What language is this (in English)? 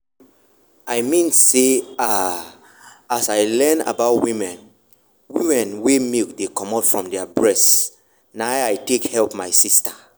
Nigerian Pidgin